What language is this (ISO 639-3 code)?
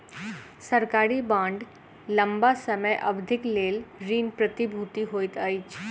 mai